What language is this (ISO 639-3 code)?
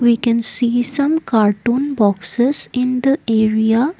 eng